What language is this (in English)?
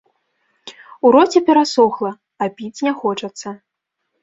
Belarusian